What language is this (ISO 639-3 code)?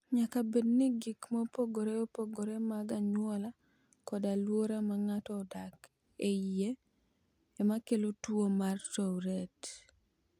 luo